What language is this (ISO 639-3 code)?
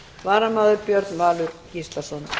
isl